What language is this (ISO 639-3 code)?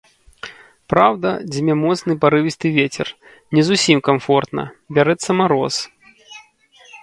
bel